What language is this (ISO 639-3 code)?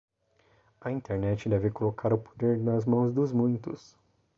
por